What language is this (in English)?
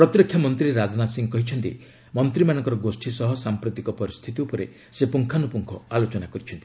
Odia